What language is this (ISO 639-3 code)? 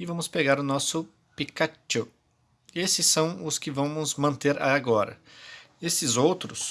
por